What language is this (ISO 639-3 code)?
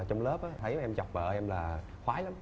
vie